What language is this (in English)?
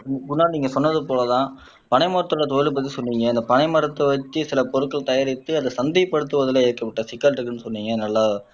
Tamil